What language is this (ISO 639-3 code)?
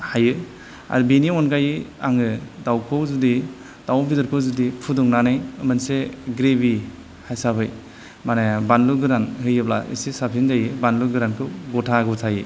brx